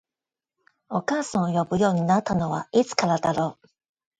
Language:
Japanese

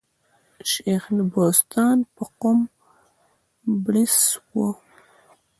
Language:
Pashto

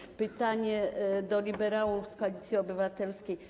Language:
Polish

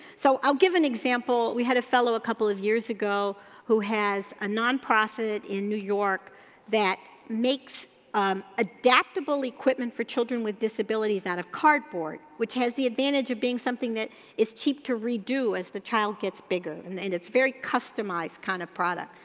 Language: English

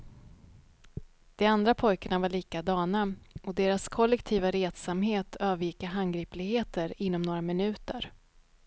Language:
Swedish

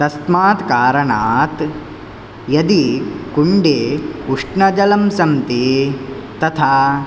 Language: Sanskrit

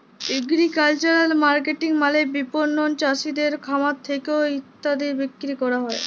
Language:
Bangla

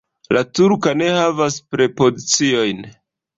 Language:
Esperanto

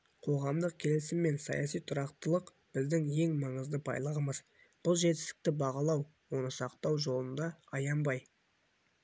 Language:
Kazakh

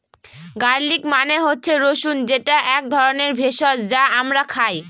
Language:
Bangla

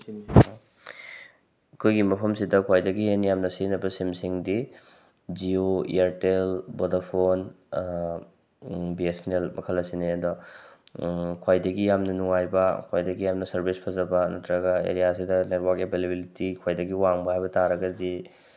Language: Manipuri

